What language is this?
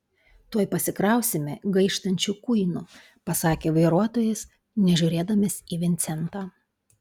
Lithuanian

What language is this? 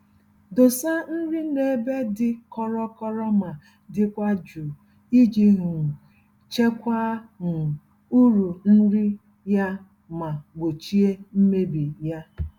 Igbo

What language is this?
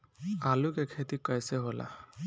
Bhojpuri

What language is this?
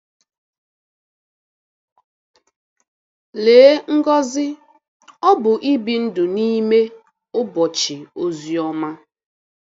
Igbo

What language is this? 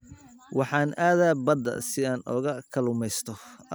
Somali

